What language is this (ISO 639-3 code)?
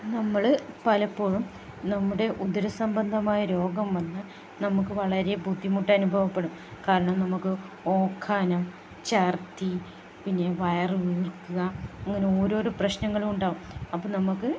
mal